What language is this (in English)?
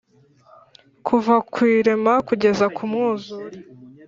Kinyarwanda